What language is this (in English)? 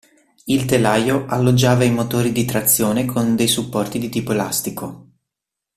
Italian